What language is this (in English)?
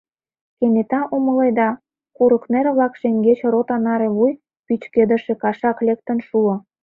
Mari